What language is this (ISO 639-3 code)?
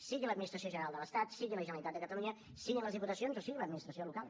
cat